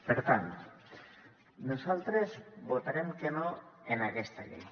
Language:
Catalan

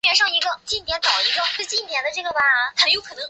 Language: Chinese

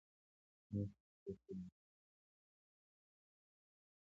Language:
Pashto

